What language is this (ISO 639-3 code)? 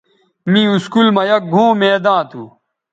btv